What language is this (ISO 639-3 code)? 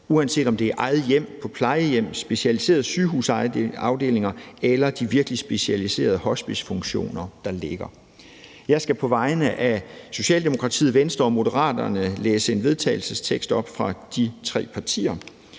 dan